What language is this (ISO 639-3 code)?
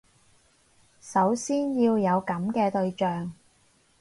yue